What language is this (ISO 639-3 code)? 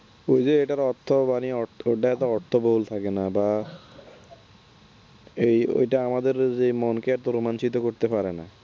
ben